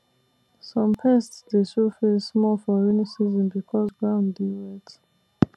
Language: Nigerian Pidgin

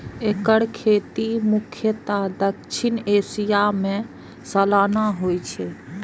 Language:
Maithili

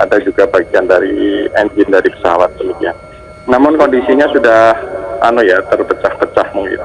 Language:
Indonesian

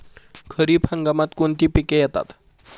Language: Marathi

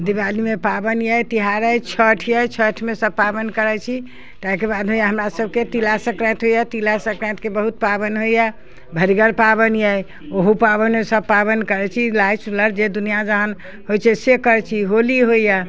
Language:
Maithili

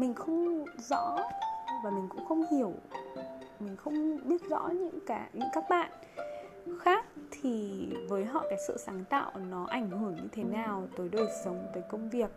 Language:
Vietnamese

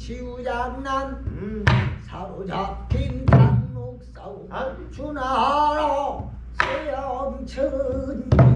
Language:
Korean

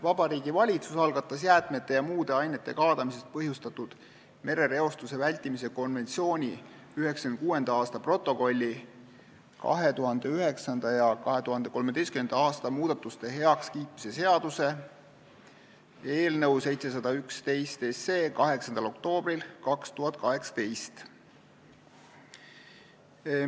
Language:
Estonian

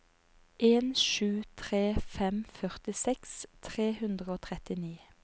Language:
Norwegian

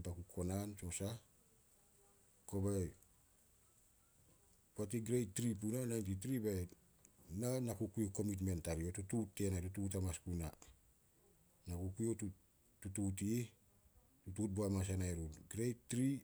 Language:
Solos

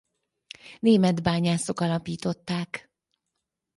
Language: Hungarian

